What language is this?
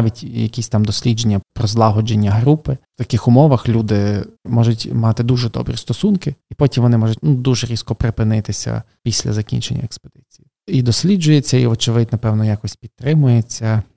Ukrainian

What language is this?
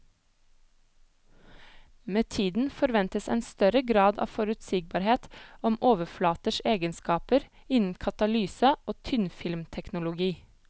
Norwegian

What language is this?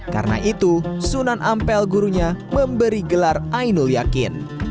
Indonesian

